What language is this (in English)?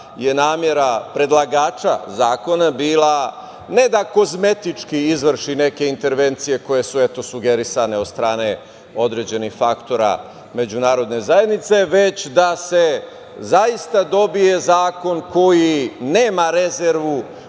Serbian